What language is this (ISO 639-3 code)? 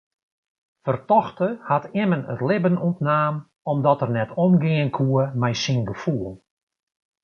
fry